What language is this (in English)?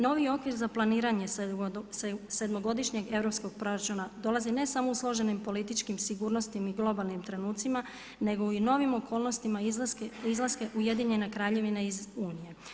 Croatian